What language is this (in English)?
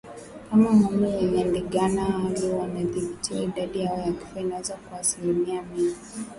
Swahili